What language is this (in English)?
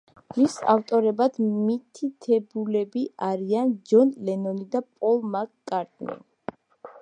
Georgian